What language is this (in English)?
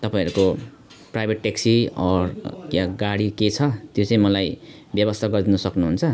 Nepali